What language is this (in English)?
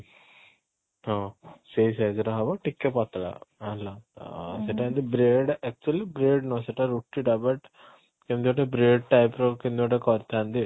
Odia